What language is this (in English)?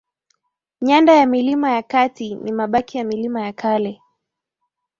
Swahili